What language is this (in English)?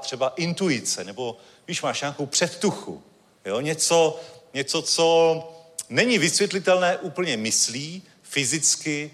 Czech